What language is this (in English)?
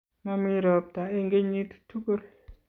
Kalenjin